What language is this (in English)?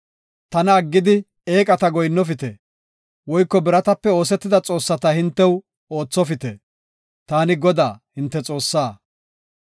Gofa